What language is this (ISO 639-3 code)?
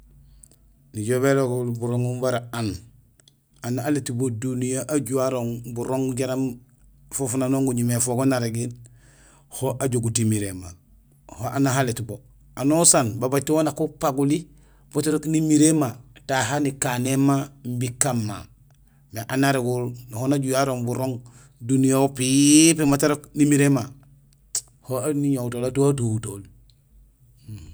gsl